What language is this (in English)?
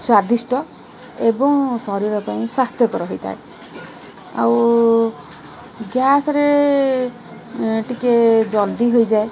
Odia